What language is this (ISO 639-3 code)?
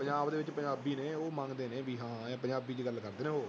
pan